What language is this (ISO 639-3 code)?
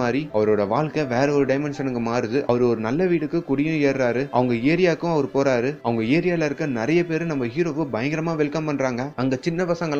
tam